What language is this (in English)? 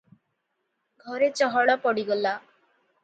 Odia